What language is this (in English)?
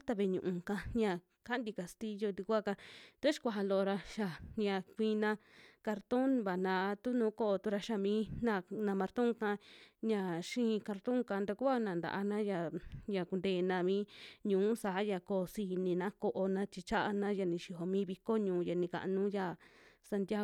Western Juxtlahuaca Mixtec